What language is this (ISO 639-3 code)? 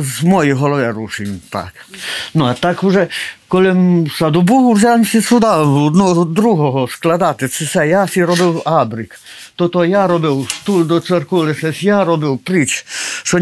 ukr